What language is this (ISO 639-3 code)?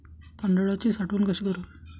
mar